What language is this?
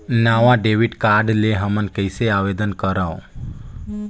Chhattisgarhi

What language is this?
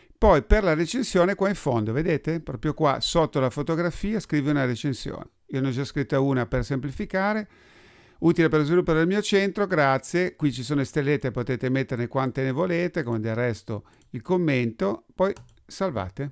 Italian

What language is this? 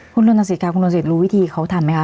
Thai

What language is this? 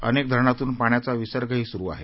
Marathi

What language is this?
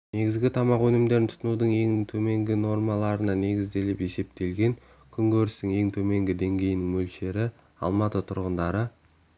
Kazakh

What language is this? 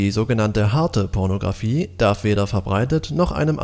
German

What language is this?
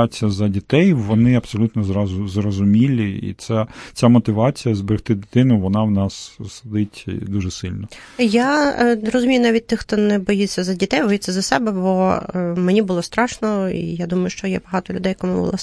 Ukrainian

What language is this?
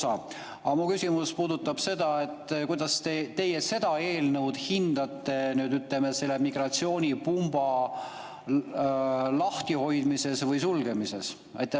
Estonian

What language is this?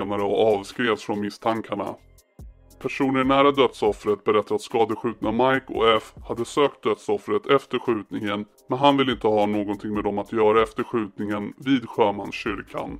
Swedish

